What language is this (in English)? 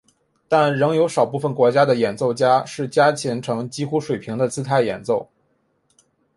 Chinese